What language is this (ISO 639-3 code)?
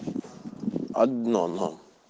rus